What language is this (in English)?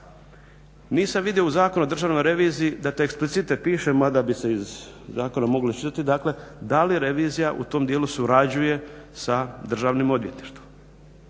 Croatian